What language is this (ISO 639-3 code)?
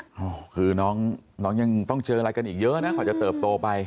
tha